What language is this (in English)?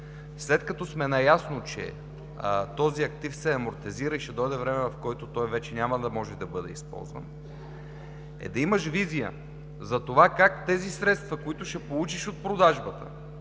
Bulgarian